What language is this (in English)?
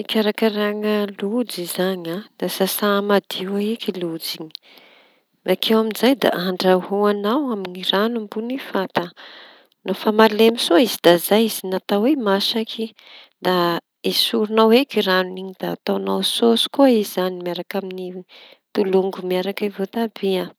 Tanosy Malagasy